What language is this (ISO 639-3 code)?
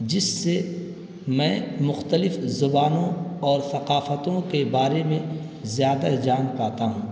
urd